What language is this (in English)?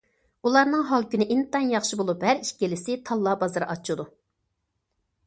Uyghur